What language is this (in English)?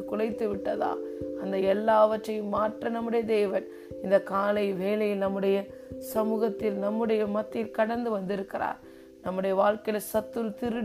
Tamil